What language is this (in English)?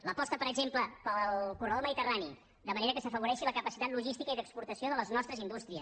Catalan